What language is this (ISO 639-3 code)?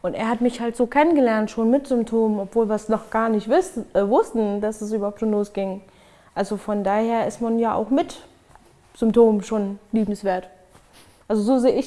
deu